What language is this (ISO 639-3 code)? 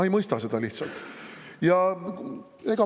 est